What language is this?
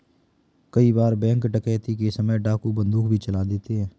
Hindi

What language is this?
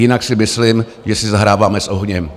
Czech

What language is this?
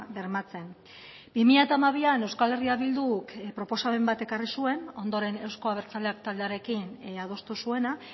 Basque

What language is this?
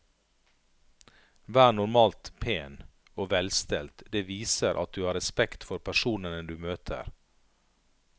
Norwegian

